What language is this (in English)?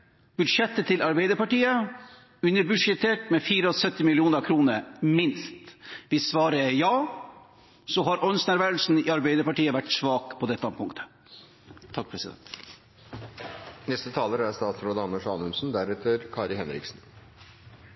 Norwegian